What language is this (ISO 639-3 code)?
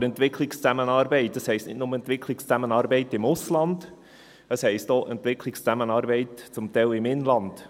gsw